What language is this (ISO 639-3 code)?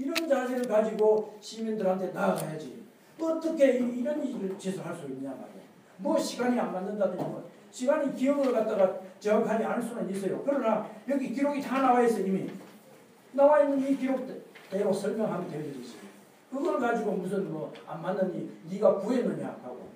kor